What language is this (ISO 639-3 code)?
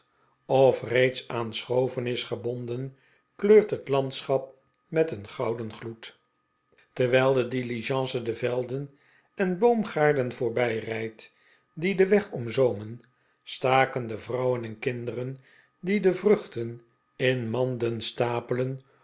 nld